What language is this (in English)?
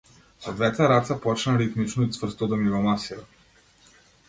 Macedonian